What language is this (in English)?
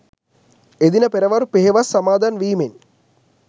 Sinhala